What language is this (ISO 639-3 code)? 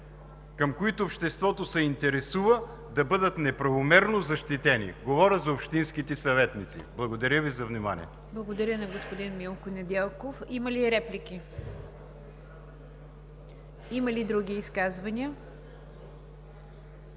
bul